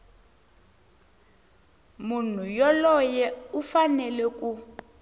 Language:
Tsonga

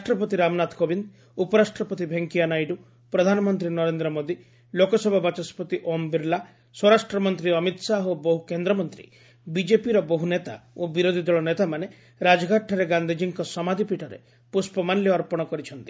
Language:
Odia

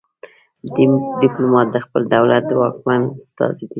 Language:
Pashto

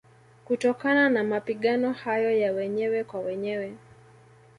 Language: Swahili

